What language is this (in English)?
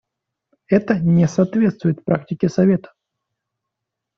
Russian